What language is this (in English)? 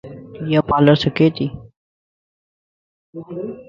Lasi